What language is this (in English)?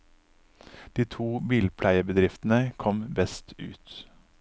Norwegian